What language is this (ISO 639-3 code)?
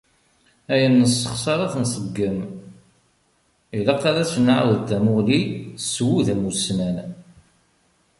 kab